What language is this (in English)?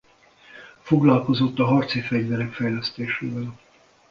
Hungarian